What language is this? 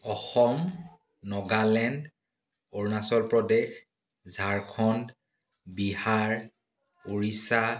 Assamese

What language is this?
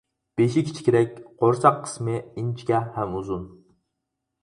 Uyghur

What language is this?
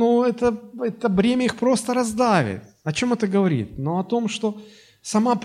Russian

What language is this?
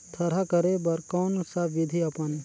Chhattisgarhi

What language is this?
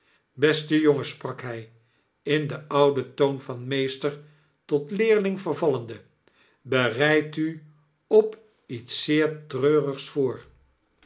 Dutch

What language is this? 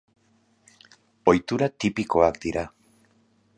Basque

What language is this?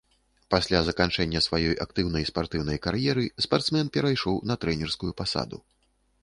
Belarusian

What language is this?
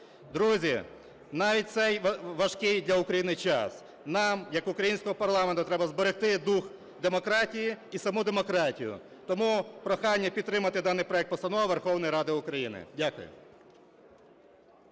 Ukrainian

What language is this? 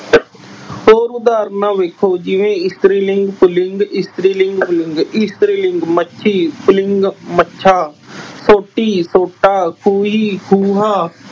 Punjabi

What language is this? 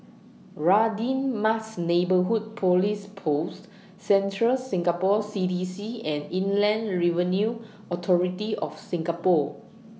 English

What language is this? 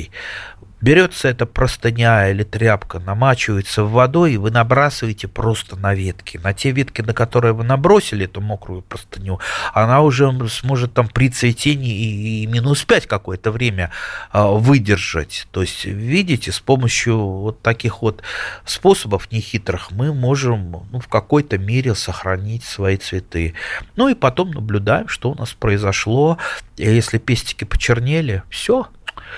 Russian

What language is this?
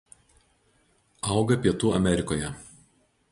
Lithuanian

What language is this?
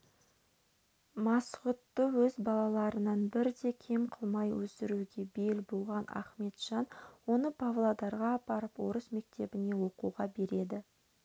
Kazakh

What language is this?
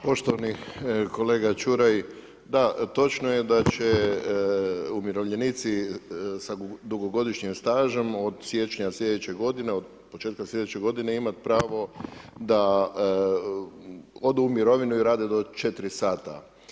Croatian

